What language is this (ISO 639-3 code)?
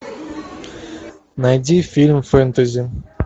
rus